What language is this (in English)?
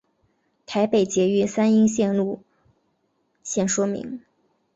Chinese